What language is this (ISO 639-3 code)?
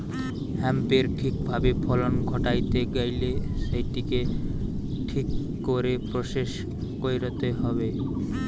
ben